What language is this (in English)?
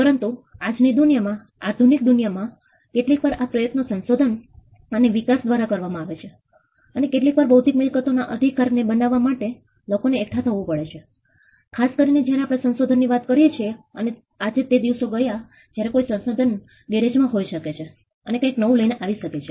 Gujarati